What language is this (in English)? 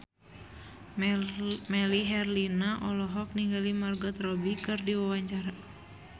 Sundanese